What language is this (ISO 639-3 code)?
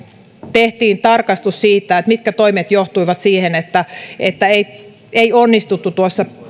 fin